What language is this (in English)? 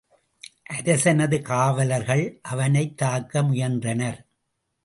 Tamil